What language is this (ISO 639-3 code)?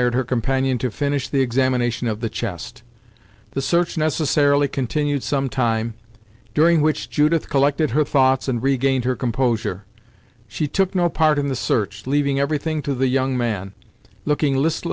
eng